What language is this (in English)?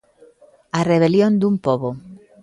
Galician